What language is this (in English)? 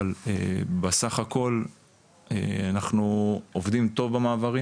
Hebrew